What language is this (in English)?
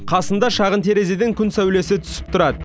Kazakh